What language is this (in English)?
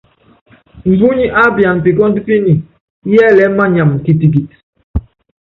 Yangben